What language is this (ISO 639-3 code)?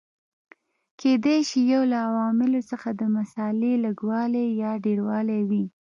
pus